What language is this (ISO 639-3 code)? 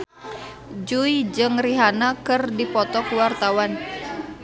sun